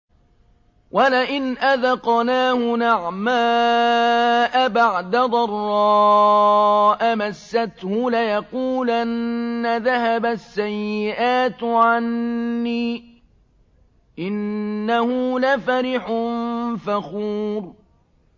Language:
Arabic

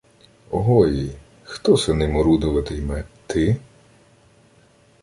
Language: Ukrainian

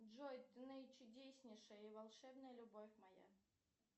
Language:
Russian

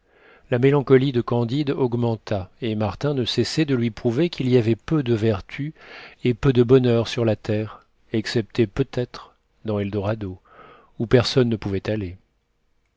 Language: French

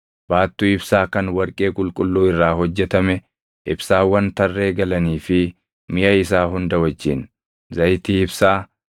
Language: Oromo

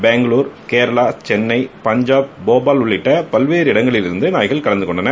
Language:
Tamil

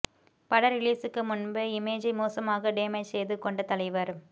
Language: Tamil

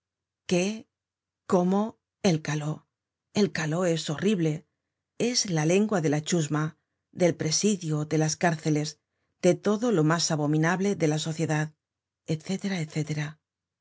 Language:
Spanish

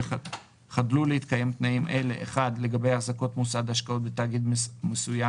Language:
Hebrew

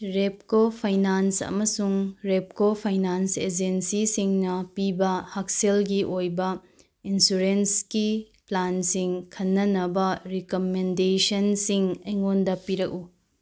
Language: Manipuri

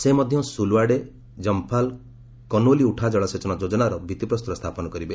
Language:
Odia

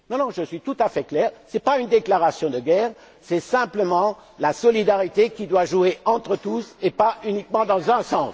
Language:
French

